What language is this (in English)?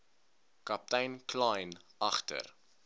Afrikaans